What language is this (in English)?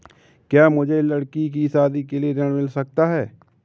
Hindi